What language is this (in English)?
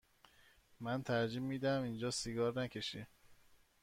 Persian